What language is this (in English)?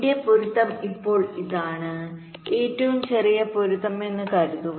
Malayalam